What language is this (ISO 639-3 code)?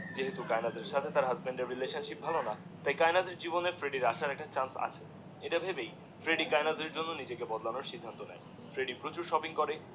ben